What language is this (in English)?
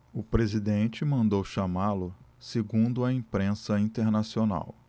Portuguese